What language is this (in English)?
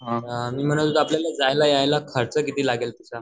Marathi